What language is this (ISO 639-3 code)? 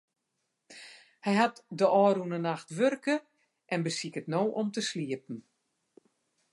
fry